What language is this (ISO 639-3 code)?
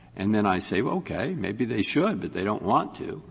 eng